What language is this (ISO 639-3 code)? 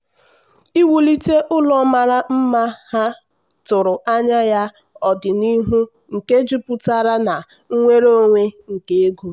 ibo